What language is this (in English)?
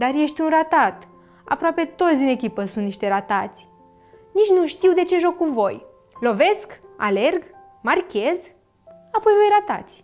Romanian